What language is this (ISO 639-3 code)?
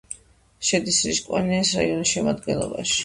kat